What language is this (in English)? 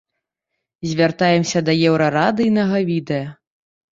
Belarusian